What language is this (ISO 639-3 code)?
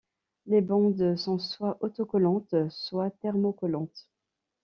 fra